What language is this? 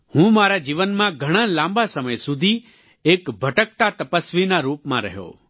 Gujarati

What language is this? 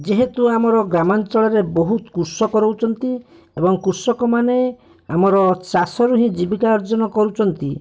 Odia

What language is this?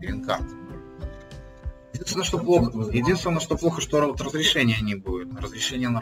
Russian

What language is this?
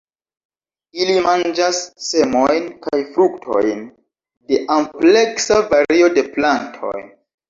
Esperanto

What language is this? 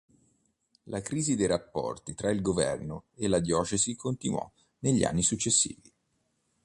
Italian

